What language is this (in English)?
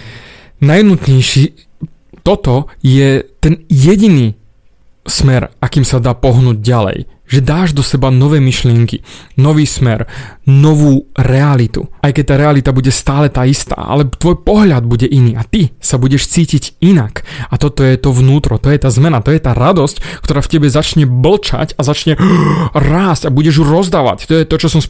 Slovak